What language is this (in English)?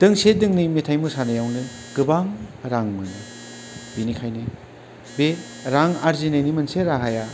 Bodo